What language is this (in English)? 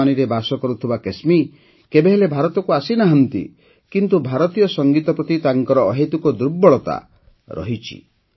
Odia